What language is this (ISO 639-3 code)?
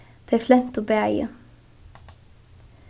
fao